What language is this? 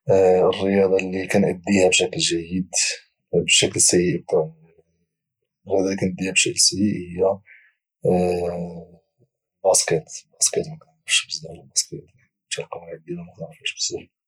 Moroccan Arabic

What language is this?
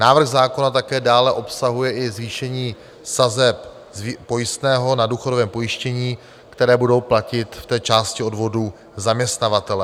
Czech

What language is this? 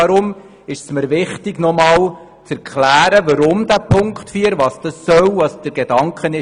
Swiss German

